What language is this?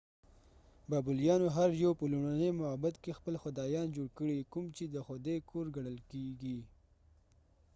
Pashto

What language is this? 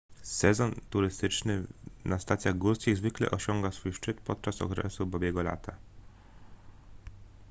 Polish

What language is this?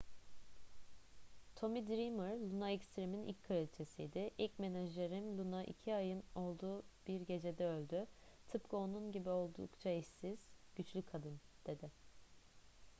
Turkish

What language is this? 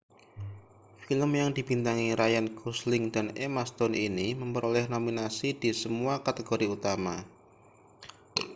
Indonesian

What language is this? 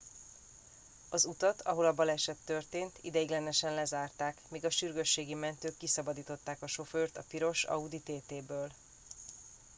Hungarian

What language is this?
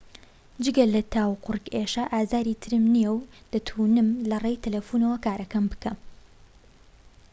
Central Kurdish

